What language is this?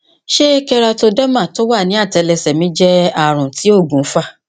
Yoruba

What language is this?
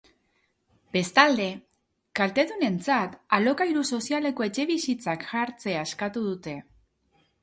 Basque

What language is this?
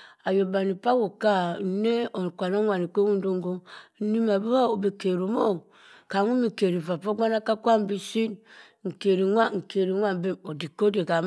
Cross River Mbembe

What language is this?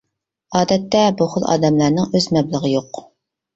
Uyghur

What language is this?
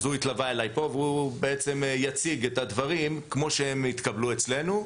Hebrew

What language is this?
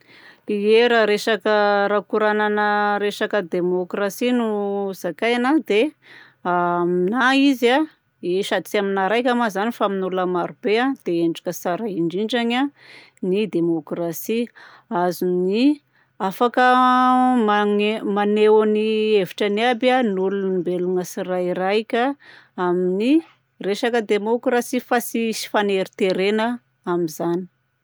Southern Betsimisaraka Malagasy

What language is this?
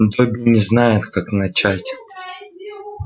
Russian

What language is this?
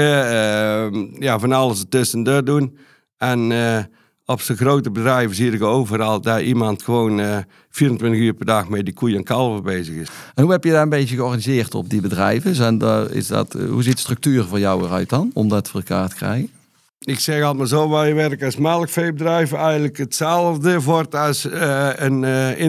Dutch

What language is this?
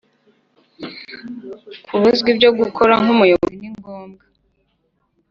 Kinyarwanda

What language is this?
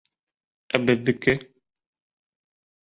Bashkir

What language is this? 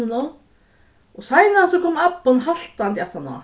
Faroese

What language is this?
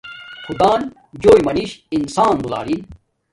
Domaaki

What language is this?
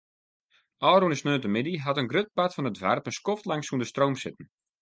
Western Frisian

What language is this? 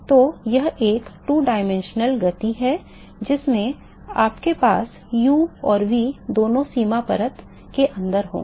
Hindi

